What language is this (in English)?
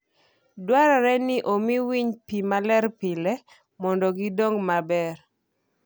Luo (Kenya and Tanzania)